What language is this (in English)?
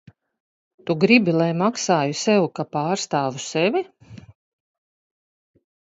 Latvian